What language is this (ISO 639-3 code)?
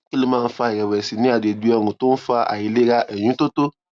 yor